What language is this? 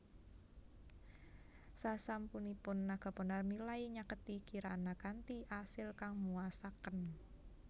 Javanese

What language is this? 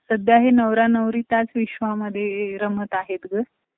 Marathi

